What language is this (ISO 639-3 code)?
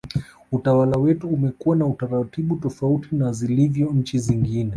swa